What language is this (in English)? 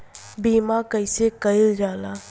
Bhojpuri